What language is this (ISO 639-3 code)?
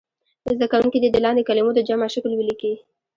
pus